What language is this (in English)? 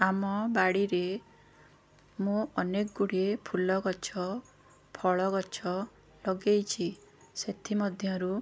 Odia